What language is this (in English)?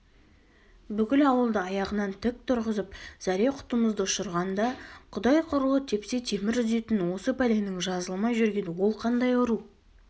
Kazakh